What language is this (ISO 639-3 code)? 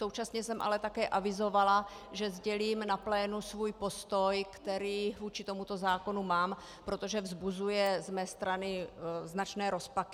ces